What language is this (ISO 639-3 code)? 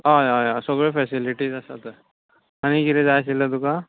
kok